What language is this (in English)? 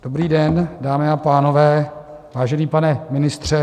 Czech